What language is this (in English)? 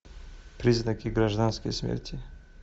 Russian